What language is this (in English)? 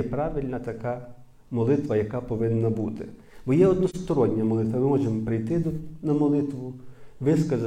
Ukrainian